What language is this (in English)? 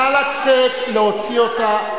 Hebrew